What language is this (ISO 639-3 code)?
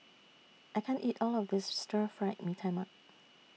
eng